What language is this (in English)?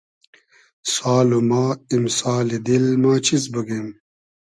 Hazaragi